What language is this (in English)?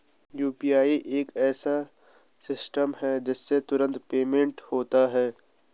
Hindi